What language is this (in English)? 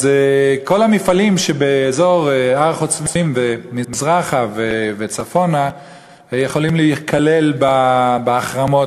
Hebrew